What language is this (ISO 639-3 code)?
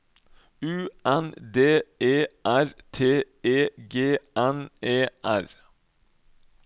nor